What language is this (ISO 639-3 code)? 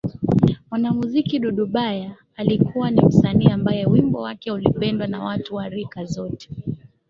swa